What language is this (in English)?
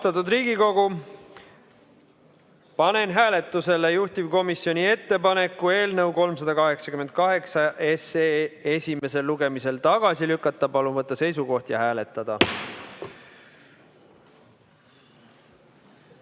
Estonian